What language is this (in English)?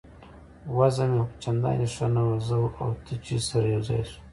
Pashto